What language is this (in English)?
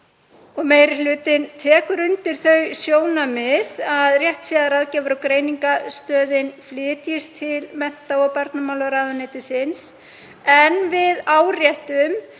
Icelandic